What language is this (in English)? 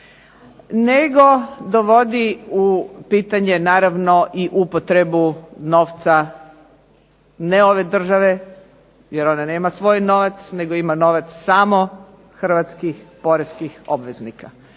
Croatian